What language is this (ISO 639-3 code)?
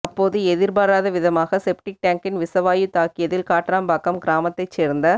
tam